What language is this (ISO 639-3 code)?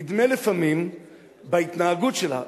heb